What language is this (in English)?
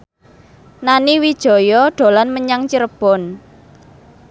Javanese